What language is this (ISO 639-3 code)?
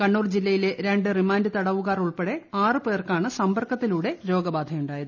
mal